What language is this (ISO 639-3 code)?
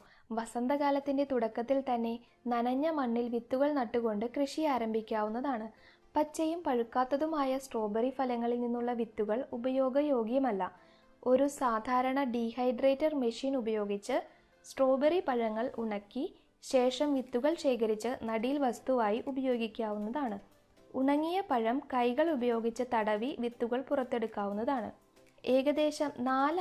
mal